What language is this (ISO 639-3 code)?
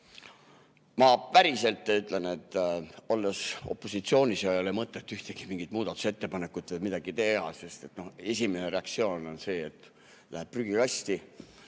est